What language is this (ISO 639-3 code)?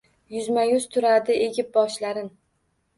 uzb